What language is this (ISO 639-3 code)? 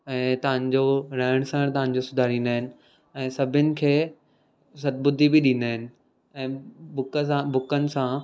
snd